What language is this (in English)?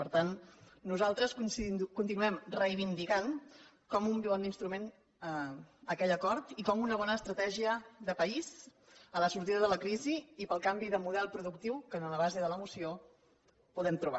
Catalan